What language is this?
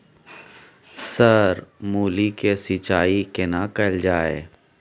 Maithili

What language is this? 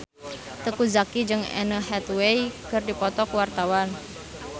Sundanese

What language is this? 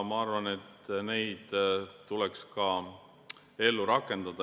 Estonian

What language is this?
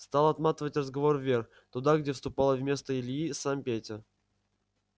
Russian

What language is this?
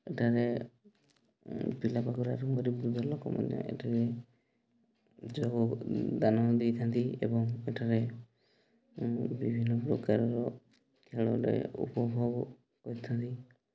Odia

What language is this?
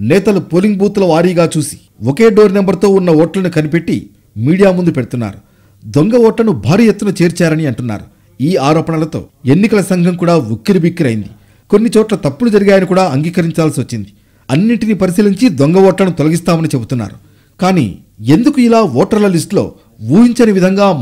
Telugu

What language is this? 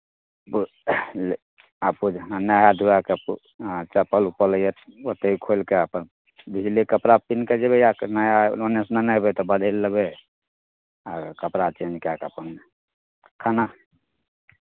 Maithili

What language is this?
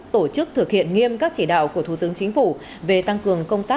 Vietnamese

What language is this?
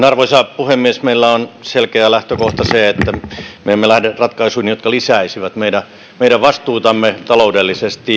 Finnish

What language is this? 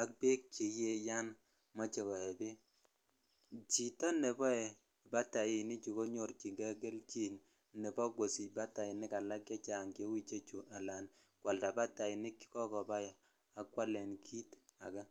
Kalenjin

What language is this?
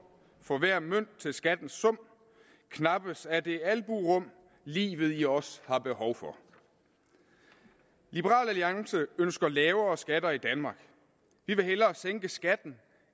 Danish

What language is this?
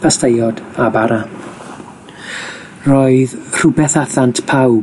Welsh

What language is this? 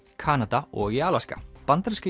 Icelandic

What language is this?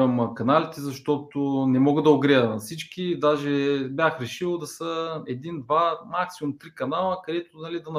Bulgarian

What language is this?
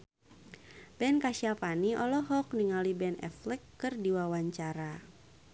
Sundanese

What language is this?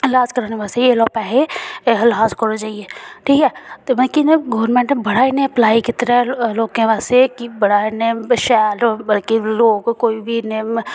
Dogri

